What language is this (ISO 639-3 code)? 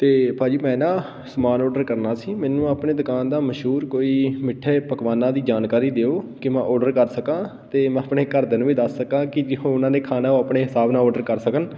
pan